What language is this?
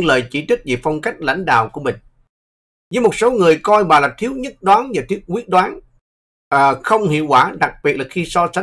Vietnamese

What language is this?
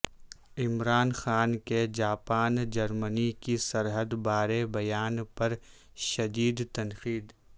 Urdu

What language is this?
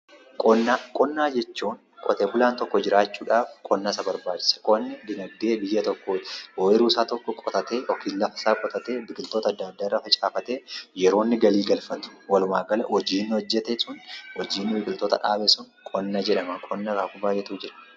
Oromo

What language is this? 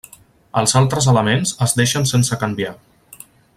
Catalan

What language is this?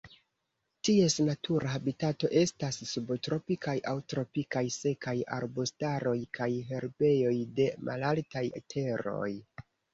Esperanto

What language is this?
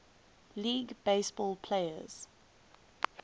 English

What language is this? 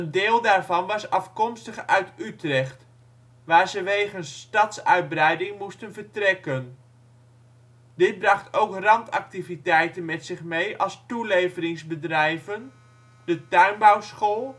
Dutch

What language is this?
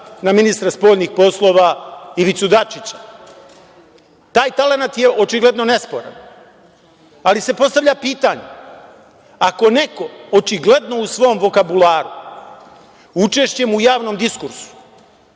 Serbian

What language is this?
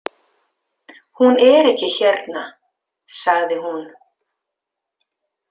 Icelandic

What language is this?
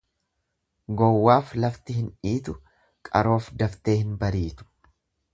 Oromo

